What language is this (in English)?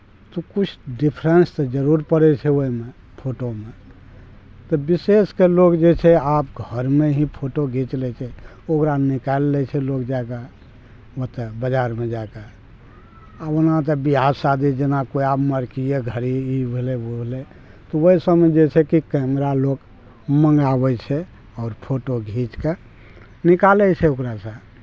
Maithili